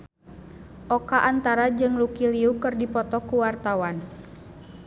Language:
Sundanese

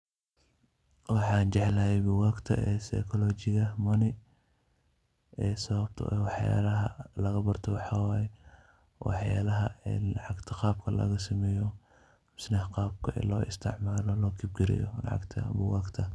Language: Somali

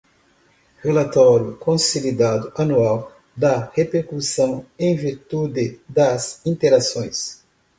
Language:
Portuguese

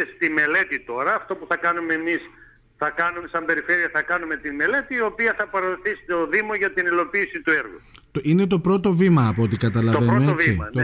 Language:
Greek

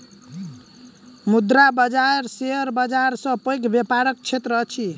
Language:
Maithili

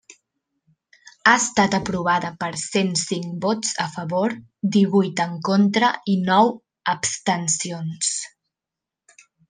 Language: Catalan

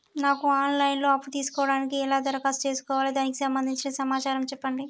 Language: Telugu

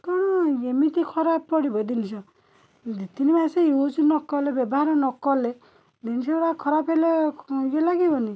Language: Odia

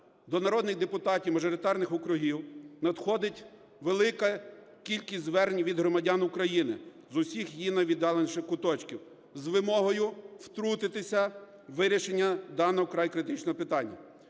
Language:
Ukrainian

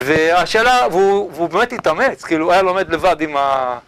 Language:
Hebrew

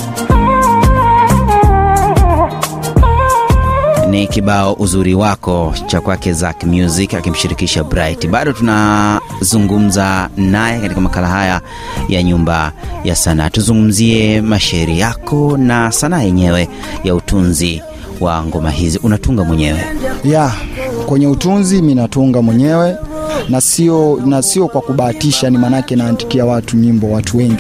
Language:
Swahili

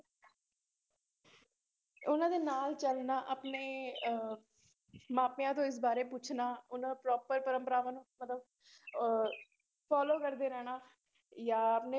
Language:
Punjabi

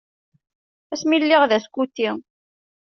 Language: Kabyle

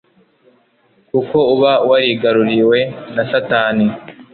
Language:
Kinyarwanda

